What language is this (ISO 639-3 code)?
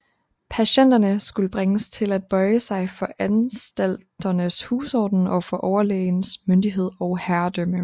dan